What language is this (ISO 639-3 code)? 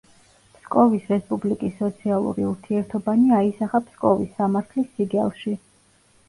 kat